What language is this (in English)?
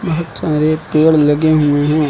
Hindi